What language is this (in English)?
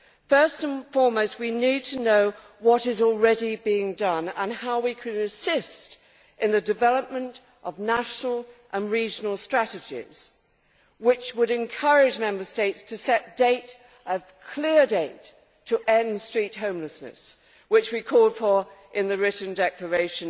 English